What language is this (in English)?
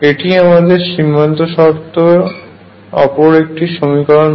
Bangla